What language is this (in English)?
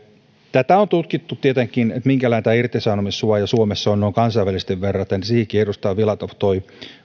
Finnish